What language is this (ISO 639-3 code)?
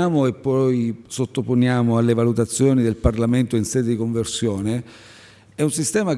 ita